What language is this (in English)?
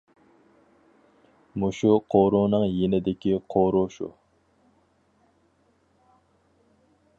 Uyghur